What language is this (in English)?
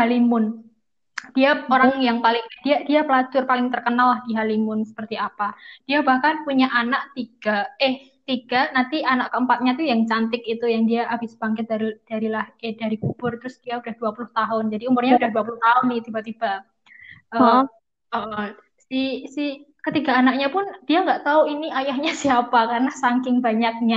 Indonesian